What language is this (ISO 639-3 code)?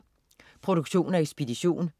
dan